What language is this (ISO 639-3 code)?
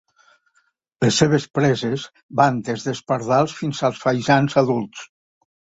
cat